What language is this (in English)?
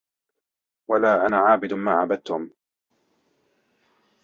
Arabic